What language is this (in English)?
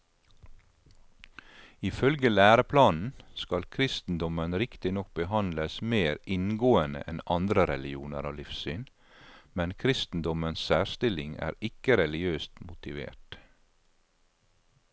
Norwegian